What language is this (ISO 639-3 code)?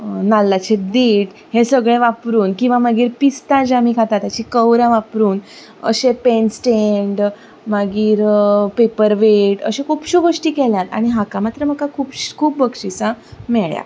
kok